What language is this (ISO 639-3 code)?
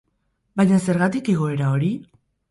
eus